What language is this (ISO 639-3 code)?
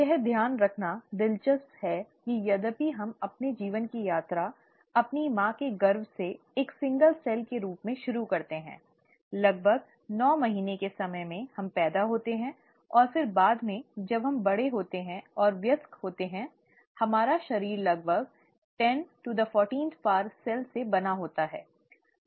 hin